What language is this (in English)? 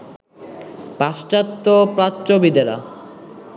Bangla